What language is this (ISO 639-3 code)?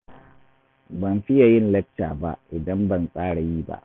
hau